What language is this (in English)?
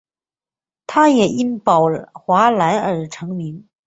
Chinese